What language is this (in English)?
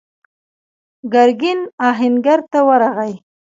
Pashto